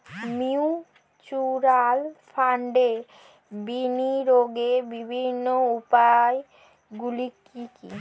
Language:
Bangla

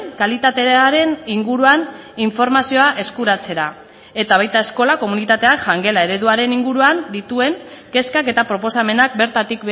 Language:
Basque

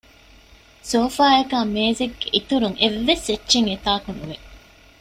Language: Divehi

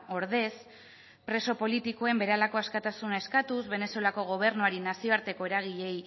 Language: Basque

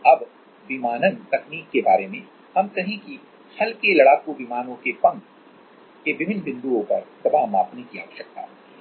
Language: Hindi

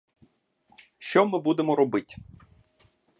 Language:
Ukrainian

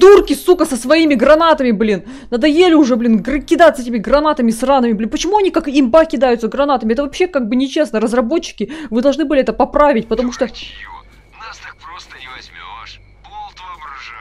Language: Russian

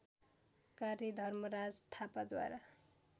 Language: Nepali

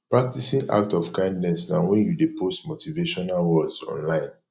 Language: Nigerian Pidgin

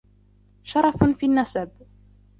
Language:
Arabic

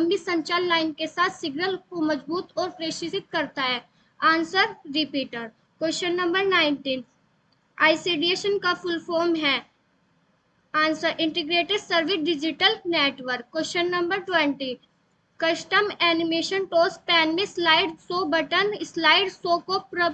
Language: Hindi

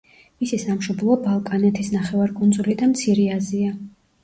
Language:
Georgian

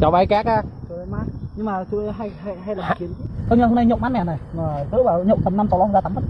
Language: Vietnamese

